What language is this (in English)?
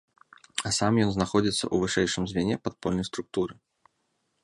Belarusian